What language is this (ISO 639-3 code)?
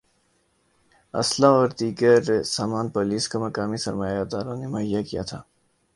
urd